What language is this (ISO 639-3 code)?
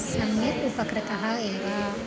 san